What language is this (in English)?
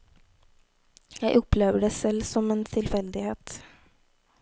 Norwegian